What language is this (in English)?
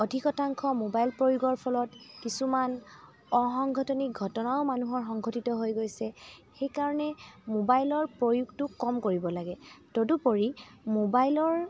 Assamese